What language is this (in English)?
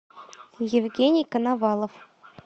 Russian